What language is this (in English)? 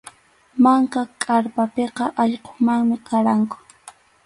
Arequipa-La Unión Quechua